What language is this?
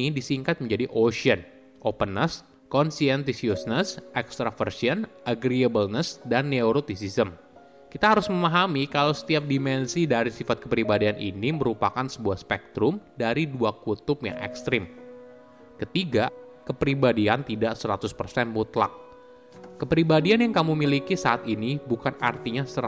Indonesian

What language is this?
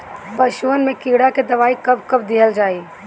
Bhojpuri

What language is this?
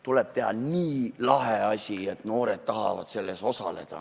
Estonian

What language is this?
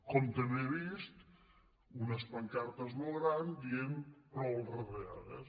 Catalan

